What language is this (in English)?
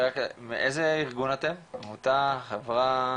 Hebrew